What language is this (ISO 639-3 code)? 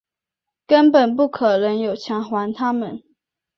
zho